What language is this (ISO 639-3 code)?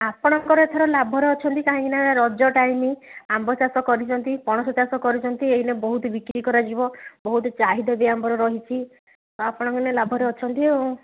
ori